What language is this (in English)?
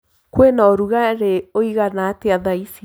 Kikuyu